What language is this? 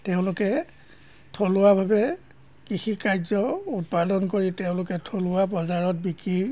Assamese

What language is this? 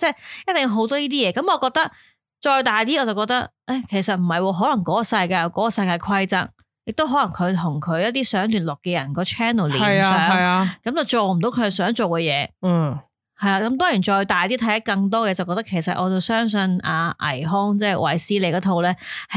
Chinese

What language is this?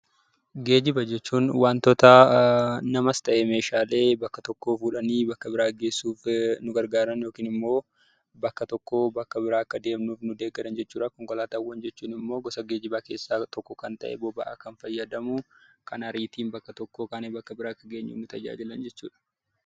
Oromo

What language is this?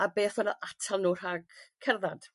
Welsh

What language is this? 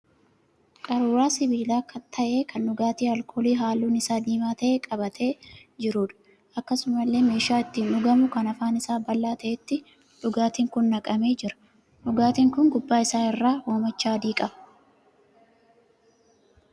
Oromo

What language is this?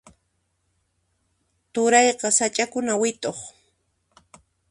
Puno Quechua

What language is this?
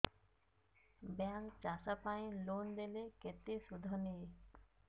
Odia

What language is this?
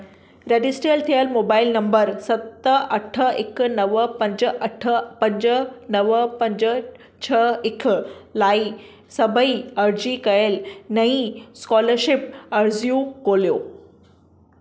Sindhi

